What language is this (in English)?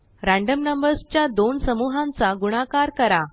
Marathi